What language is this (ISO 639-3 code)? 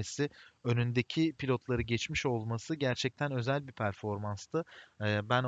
tur